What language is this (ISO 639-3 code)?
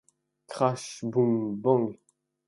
fra